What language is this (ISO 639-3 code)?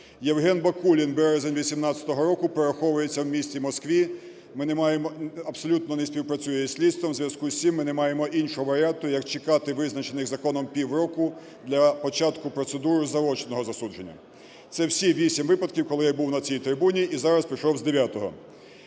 ukr